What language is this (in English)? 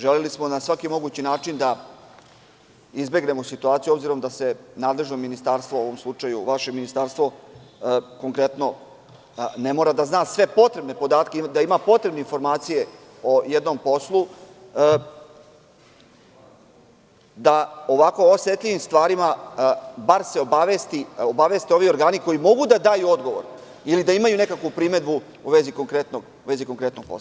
Serbian